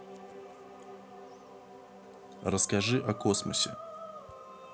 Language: Russian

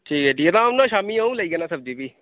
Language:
Dogri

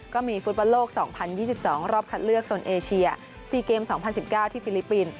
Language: Thai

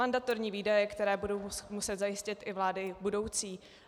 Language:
Czech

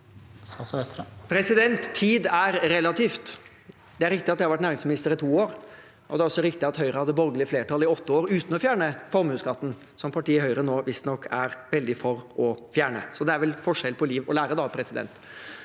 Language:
Norwegian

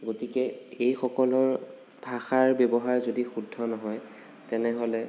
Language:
Assamese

